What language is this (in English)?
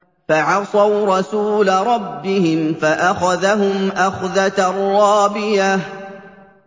Arabic